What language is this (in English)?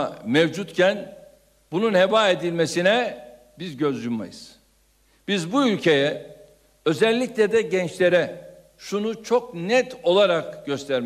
Turkish